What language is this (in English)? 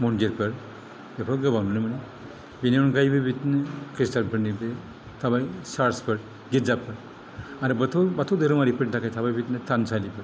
Bodo